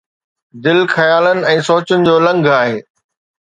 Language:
Sindhi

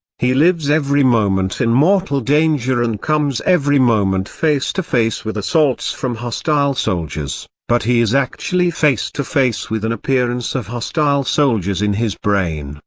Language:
English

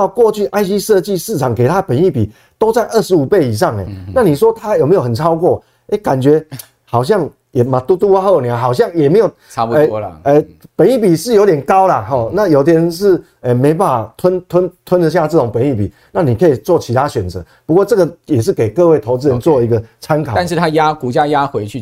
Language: Chinese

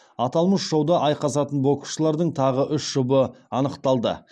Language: Kazakh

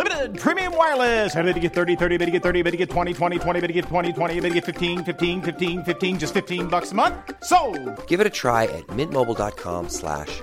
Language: Filipino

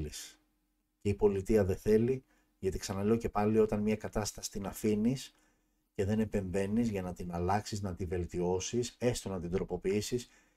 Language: Greek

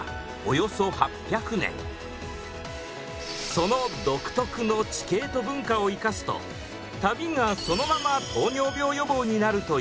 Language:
Japanese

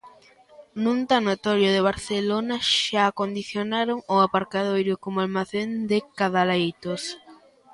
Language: Galician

